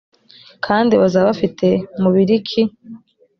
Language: Kinyarwanda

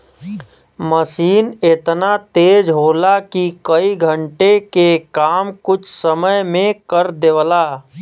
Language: Bhojpuri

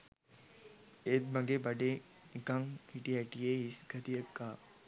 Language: Sinhala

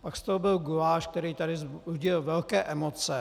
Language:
Czech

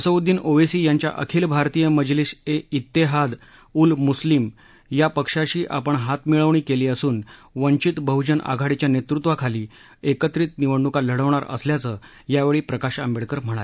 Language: Marathi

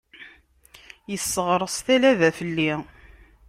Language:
Kabyle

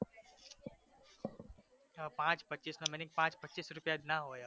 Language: Gujarati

